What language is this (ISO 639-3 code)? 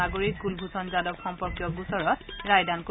asm